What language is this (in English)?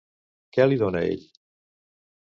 Catalan